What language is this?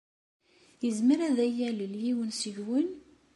Kabyle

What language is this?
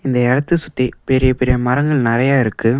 Tamil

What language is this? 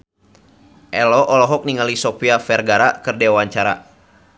Sundanese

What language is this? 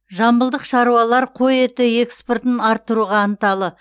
Kazakh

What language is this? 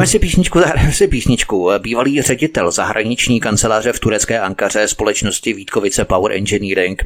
Czech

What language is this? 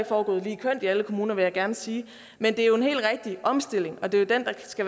Danish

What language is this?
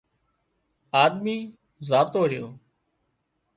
Wadiyara Koli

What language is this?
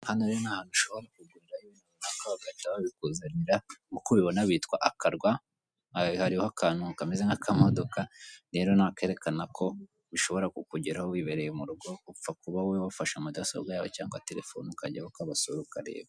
Kinyarwanda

